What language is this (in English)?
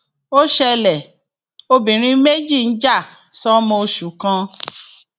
Yoruba